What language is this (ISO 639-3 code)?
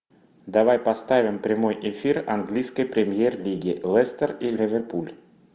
rus